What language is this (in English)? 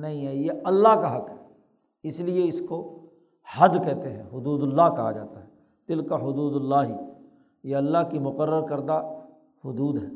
Urdu